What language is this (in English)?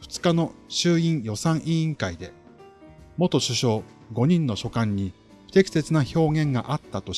Japanese